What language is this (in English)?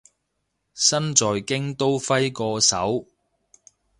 Cantonese